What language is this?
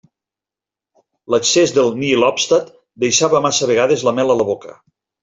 Catalan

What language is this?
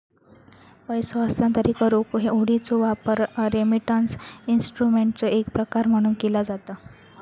Marathi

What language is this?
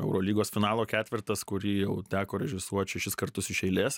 Lithuanian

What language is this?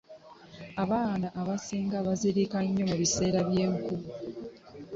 Ganda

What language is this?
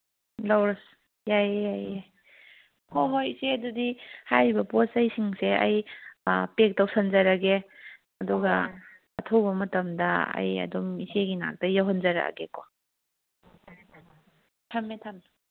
Manipuri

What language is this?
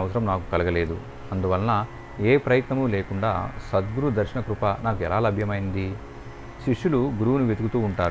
Telugu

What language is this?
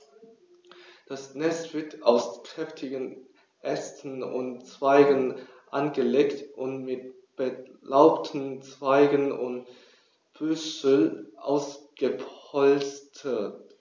German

